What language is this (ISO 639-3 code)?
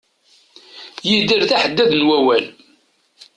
kab